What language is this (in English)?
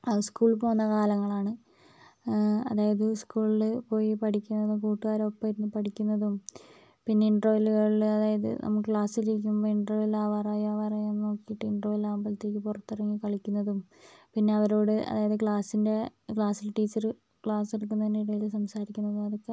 Malayalam